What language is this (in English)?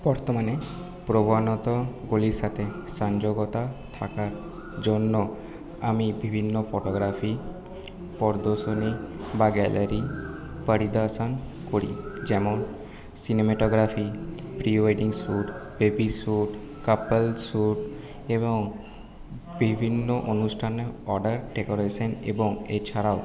Bangla